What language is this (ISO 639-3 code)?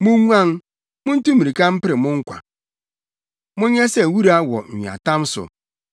aka